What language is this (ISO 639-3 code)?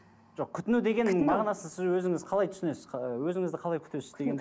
kaz